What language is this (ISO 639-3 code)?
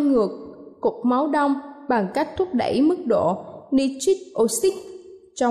vie